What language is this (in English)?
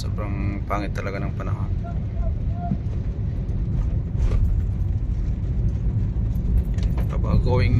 Filipino